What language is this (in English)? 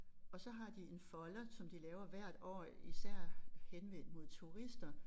Danish